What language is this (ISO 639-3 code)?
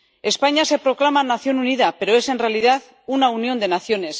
spa